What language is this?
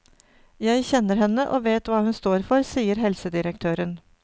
Norwegian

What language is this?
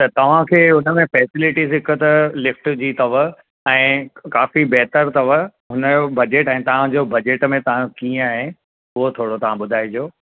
Sindhi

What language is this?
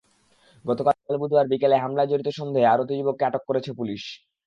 Bangla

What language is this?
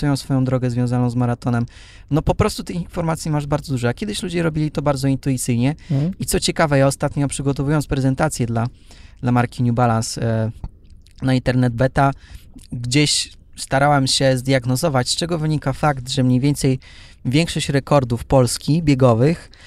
Polish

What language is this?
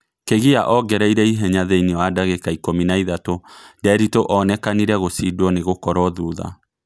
Kikuyu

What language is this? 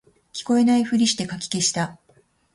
Japanese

